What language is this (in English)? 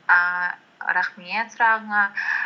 Kazakh